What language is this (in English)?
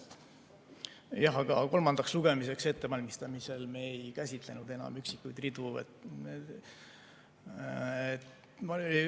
Estonian